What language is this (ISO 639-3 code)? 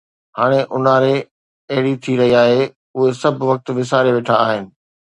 snd